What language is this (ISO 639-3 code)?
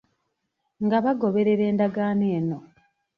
lug